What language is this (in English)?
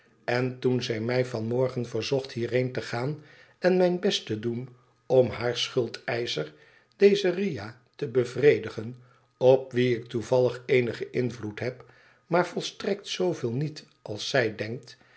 Dutch